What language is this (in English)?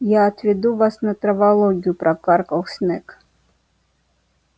Russian